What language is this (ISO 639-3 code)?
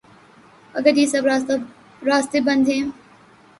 urd